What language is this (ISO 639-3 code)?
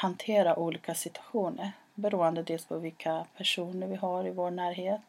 swe